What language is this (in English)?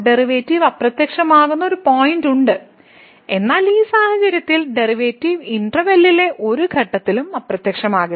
Malayalam